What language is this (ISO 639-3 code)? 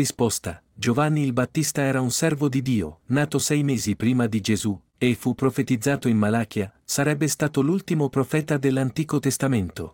ita